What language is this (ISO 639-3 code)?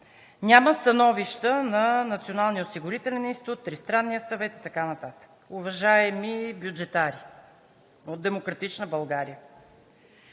bul